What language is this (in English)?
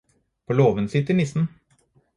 Norwegian Bokmål